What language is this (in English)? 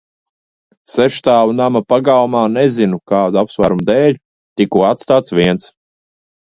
Latvian